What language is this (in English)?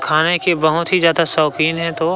Chhattisgarhi